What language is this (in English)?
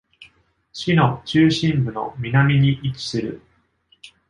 Japanese